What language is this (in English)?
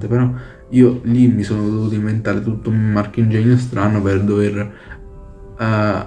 Italian